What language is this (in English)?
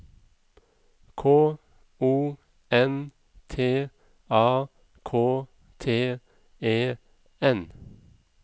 Norwegian